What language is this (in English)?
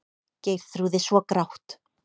Icelandic